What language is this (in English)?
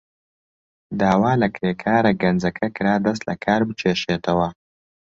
Central Kurdish